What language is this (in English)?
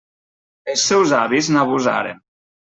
Catalan